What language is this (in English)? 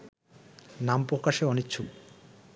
Bangla